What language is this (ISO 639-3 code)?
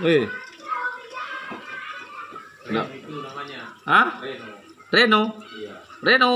ind